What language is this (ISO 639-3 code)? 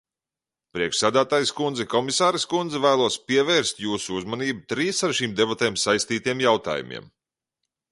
lav